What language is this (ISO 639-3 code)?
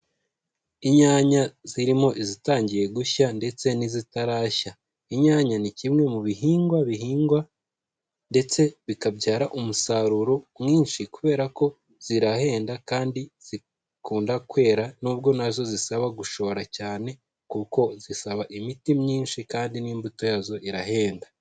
kin